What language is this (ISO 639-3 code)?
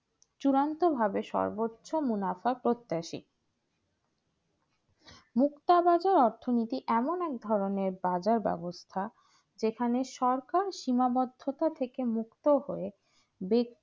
ben